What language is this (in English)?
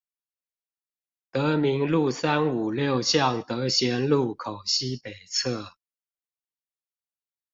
Chinese